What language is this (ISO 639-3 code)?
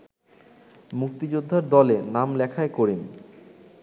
ben